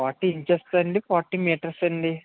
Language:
Telugu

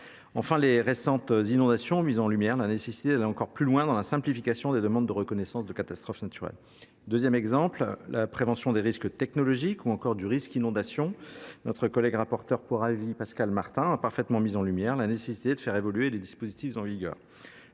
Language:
French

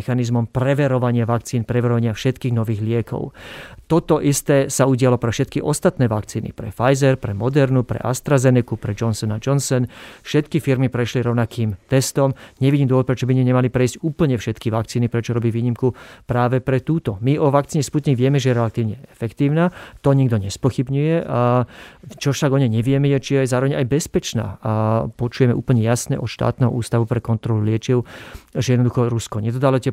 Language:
Slovak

